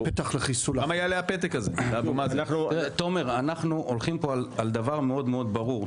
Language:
Hebrew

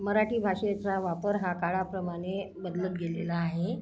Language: Marathi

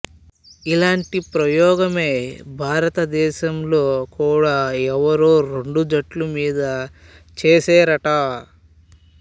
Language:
Telugu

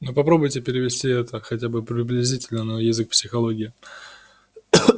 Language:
Russian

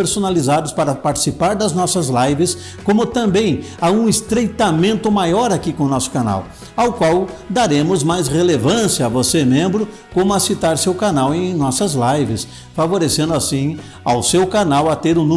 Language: Portuguese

